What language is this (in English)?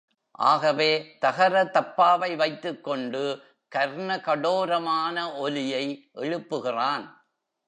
Tamil